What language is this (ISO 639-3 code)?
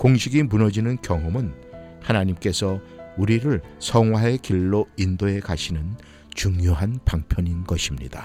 kor